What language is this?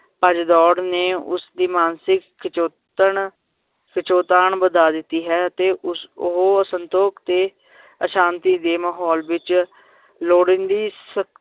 Punjabi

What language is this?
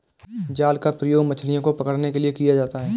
Hindi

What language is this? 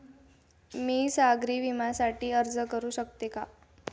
Marathi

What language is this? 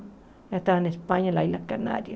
Portuguese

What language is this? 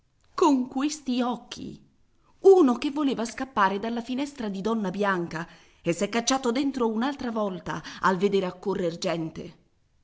Italian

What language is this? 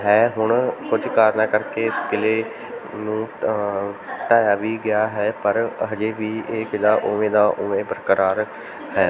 Punjabi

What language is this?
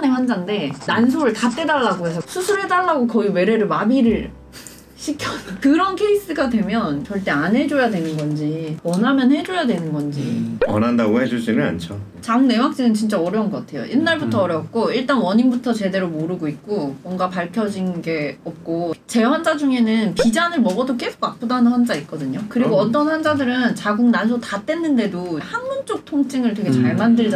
Korean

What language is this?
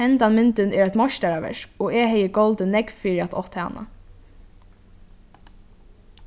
Faroese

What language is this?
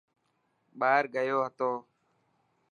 Dhatki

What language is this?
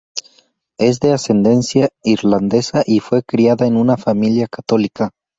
Spanish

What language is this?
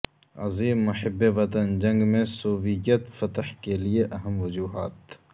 Urdu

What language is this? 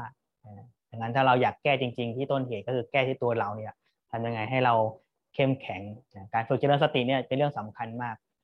Thai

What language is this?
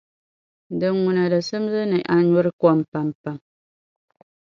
Dagbani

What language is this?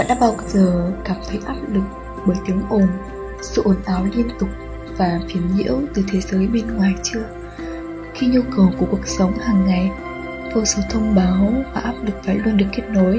Vietnamese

